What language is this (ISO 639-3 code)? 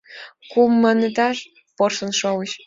chm